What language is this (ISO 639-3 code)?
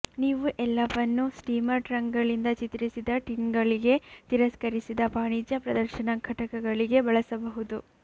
kan